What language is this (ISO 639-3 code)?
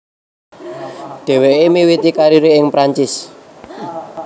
jav